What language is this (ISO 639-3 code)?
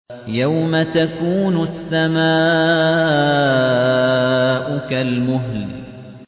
ara